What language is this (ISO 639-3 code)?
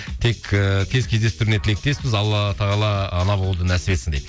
kaz